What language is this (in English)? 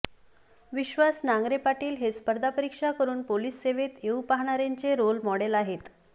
Marathi